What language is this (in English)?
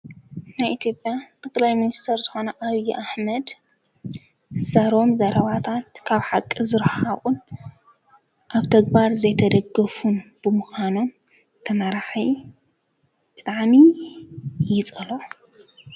Tigrinya